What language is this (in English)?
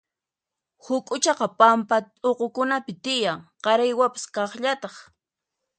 Puno Quechua